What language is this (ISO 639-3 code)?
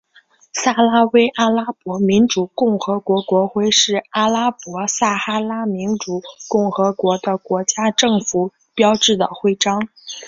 zho